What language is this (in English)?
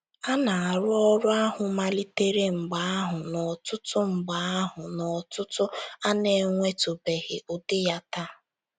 Igbo